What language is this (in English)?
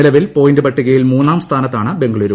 Malayalam